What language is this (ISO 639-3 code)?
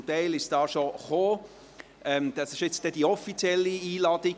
gsw